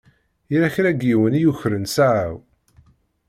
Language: Kabyle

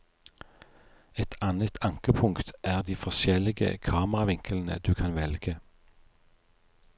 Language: Norwegian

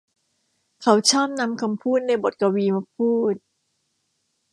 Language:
Thai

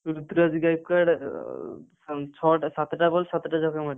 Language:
Odia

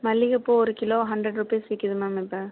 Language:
Tamil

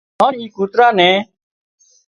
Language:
Wadiyara Koli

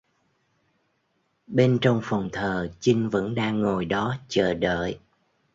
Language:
Vietnamese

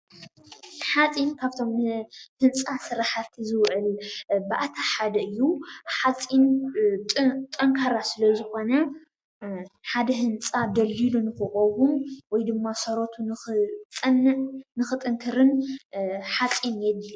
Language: Tigrinya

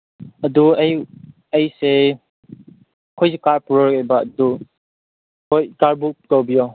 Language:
Manipuri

